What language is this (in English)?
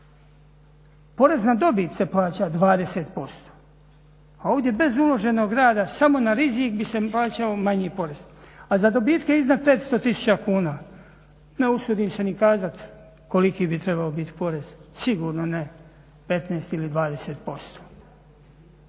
Croatian